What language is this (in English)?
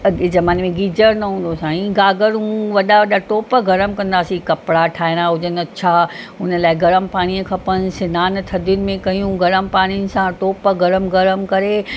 Sindhi